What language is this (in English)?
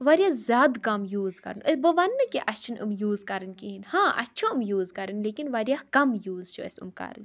Kashmiri